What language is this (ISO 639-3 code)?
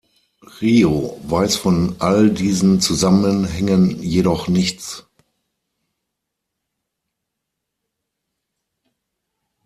deu